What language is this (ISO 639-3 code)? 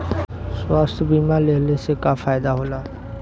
bho